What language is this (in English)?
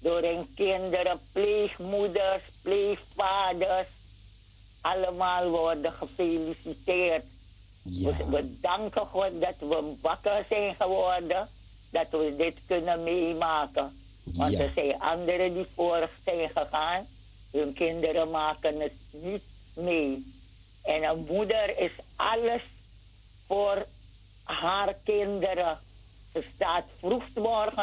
Dutch